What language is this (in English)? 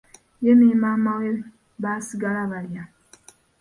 Ganda